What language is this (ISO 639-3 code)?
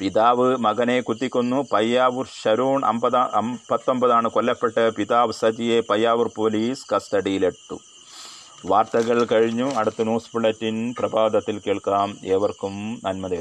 mal